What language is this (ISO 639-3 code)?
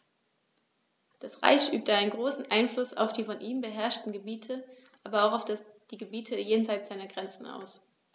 deu